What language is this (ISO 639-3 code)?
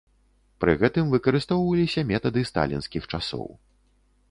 bel